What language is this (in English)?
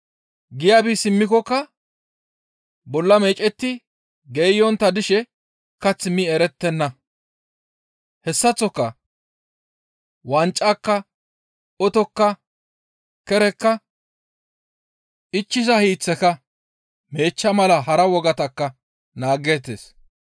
Gamo